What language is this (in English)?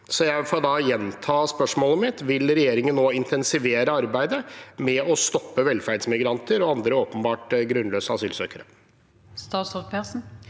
Norwegian